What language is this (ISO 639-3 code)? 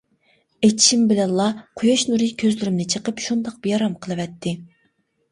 uig